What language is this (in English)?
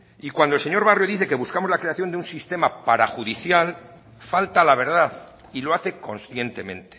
Spanish